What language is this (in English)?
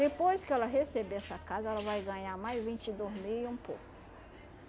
Portuguese